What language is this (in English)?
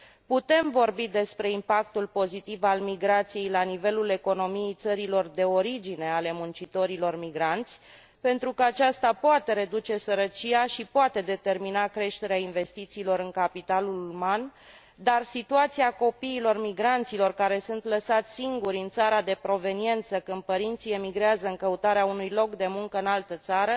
Romanian